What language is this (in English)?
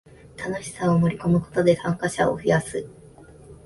Japanese